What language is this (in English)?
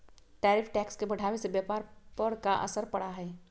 Magahi